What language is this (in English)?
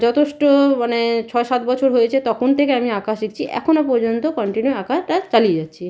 Bangla